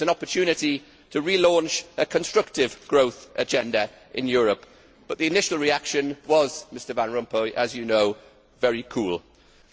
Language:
English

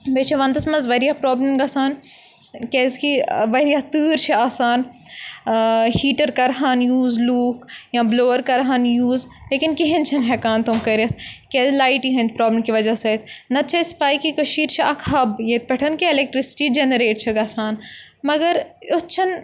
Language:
Kashmiri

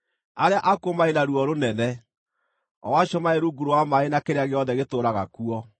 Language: Kikuyu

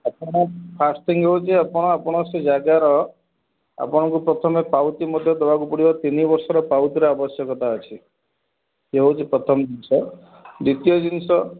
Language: Odia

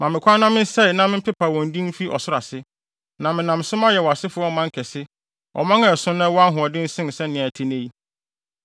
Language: Akan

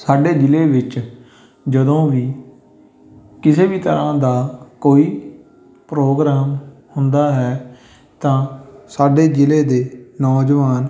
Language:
Punjabi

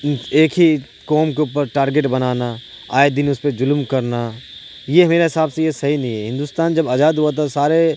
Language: Urdu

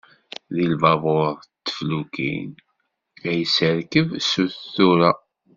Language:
Kabyle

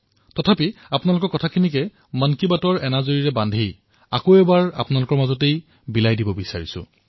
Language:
Assamese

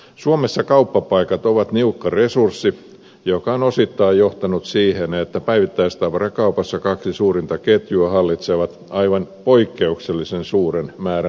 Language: Finnish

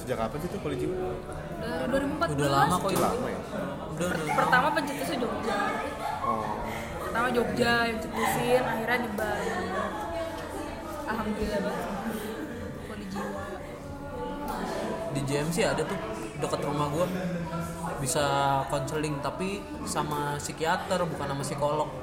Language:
Indonesian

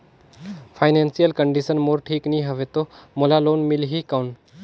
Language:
Chhattisgarhi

